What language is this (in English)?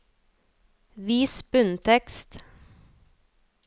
Norwegian